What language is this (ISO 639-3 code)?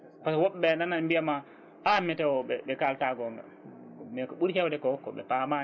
ful